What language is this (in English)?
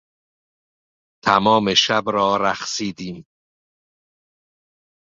Persian